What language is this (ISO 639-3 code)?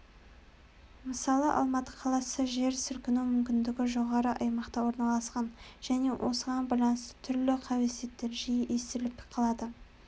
kaz